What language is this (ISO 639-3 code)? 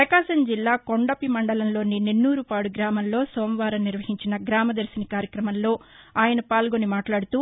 tel